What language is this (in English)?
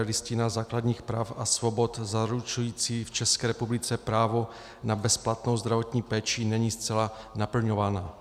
Czech